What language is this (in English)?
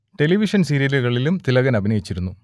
Malayalam